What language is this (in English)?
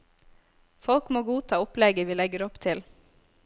Norwegian